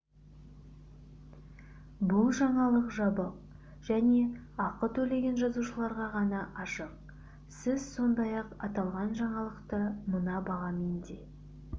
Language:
Kazakh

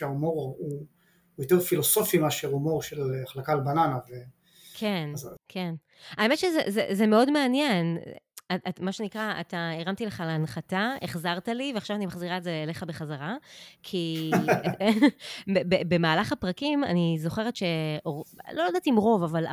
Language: Hebrew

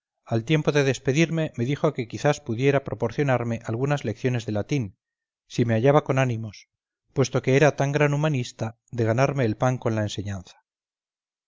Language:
Spanish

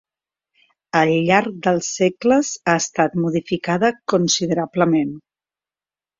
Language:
Catalan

